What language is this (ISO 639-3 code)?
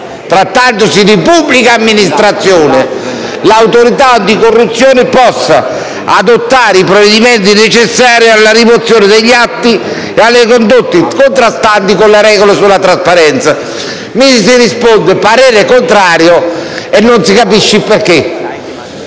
ita